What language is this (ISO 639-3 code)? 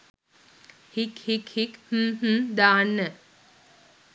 sin